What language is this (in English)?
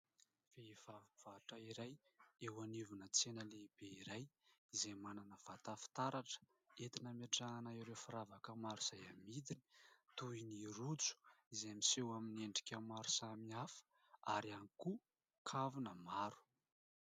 Malagasy